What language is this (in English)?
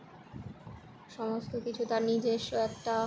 Bangla